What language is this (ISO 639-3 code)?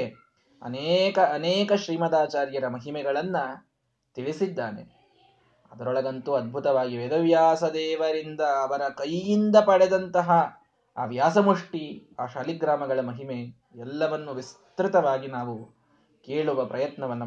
kan